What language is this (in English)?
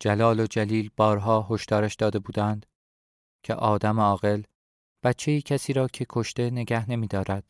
Persian